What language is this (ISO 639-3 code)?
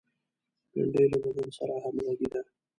pus